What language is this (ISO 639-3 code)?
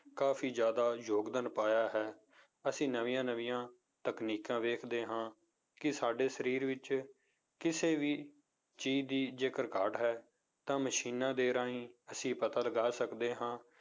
pan